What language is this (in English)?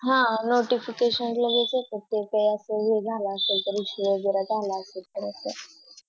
Marathi